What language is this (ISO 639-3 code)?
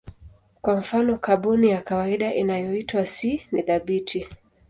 swa